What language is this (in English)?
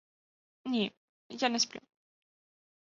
Ukrainian